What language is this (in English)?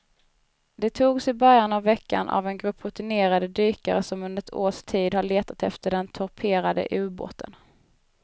Swedish